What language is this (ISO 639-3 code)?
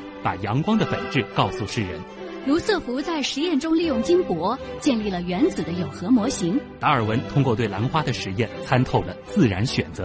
zho